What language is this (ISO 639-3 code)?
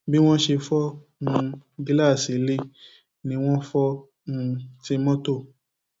yor